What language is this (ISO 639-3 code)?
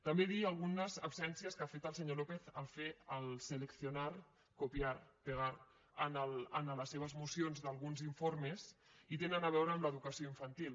cat